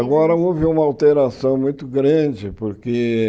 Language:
Portuguese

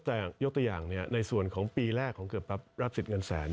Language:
Thai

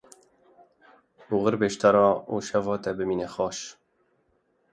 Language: Kurdish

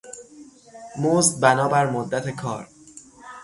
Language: Persian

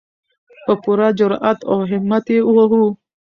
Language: Pashto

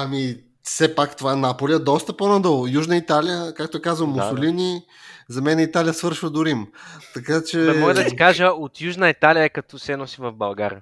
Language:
Bulgarian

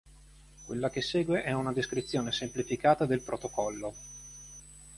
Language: Italian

